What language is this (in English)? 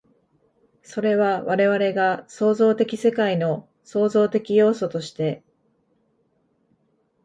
Japanese